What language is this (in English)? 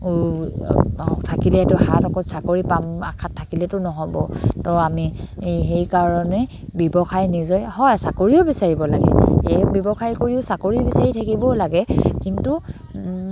Assamese